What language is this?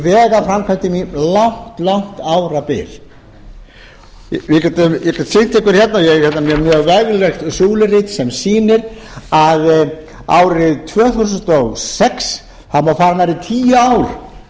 Icelandic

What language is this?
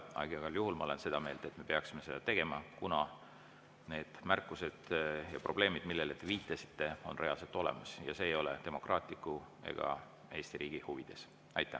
Estonian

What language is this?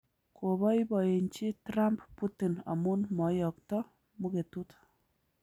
Kalenjin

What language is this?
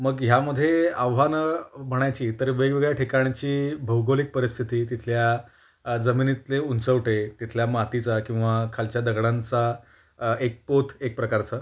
Marathi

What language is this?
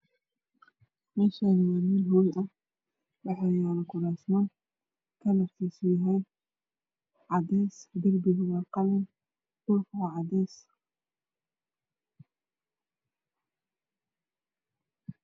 Somali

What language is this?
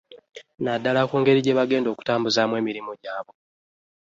Ganda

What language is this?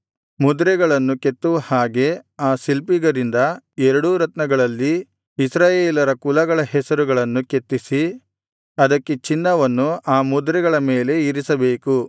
Kannada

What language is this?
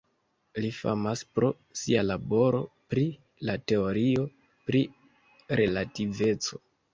Esperanto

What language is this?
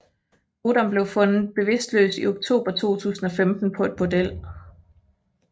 Danish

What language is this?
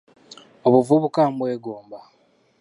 Ganda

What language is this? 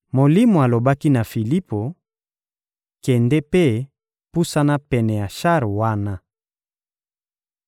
Lingala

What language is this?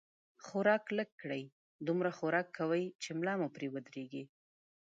Pashto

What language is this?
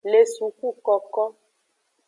Aja (Benin)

